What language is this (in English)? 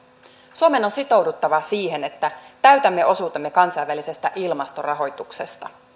Finnish